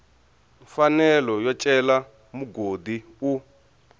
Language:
Tsonga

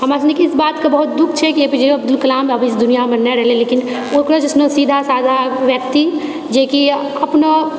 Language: Maithili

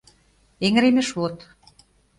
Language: Mari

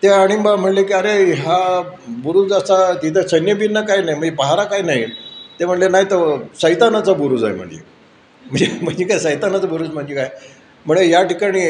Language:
Marathi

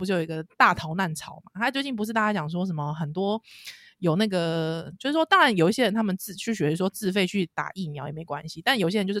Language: Chinese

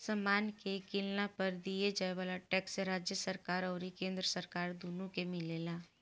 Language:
Bhojpuri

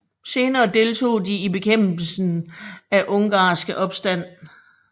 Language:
Danish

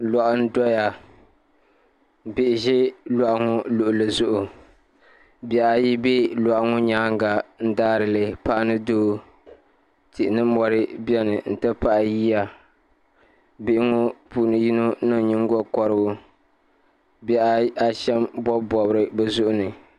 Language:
Dagbani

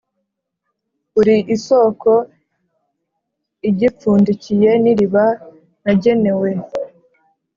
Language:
Kinyarwanda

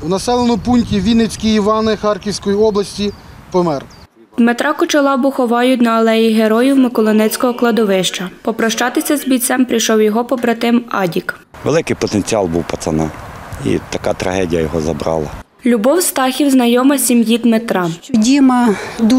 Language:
Ukrainian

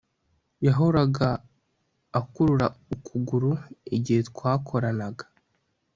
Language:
Kinyarwanda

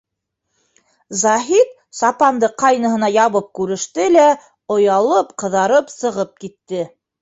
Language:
Bashkir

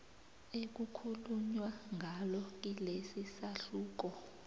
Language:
South Ndebele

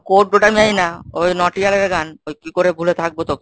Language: Bangla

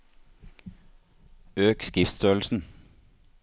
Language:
Norwegian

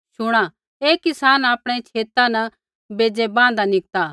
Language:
Kullu Pahari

